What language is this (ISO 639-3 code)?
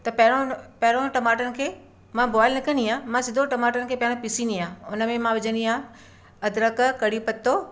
snd